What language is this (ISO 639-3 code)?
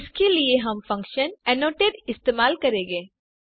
hin